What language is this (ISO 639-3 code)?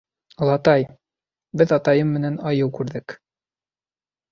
bak